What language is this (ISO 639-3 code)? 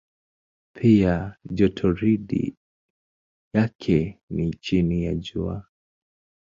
swa